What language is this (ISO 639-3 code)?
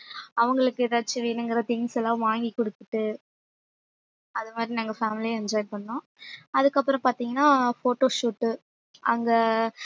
tam